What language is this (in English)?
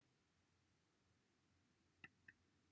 Welsh